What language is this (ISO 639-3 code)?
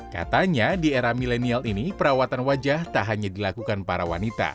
ind